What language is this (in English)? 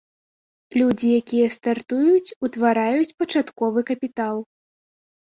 Belarusian